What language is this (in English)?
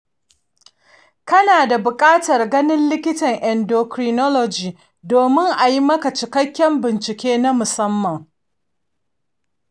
Hausa